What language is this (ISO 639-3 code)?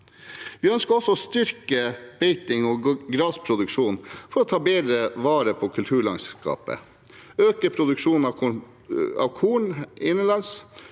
nor